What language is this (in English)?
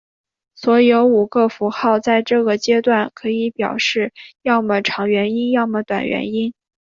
Chinese